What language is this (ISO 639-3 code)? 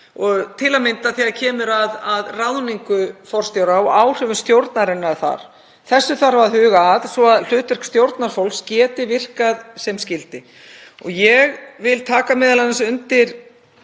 isl